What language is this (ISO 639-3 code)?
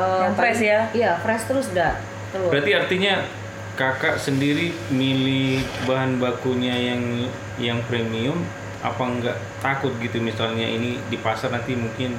ind